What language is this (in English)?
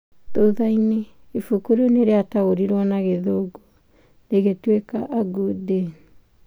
Kikuyu